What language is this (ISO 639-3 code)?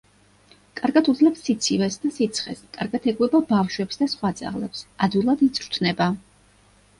kat